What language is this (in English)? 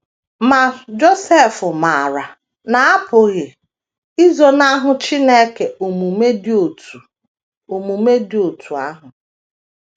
Igbo